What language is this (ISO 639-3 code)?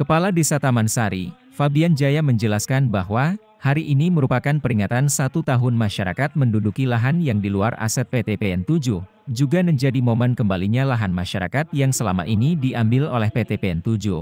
ind